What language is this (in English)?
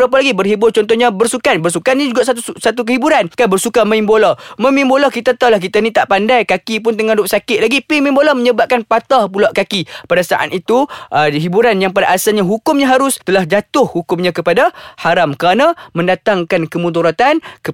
Malay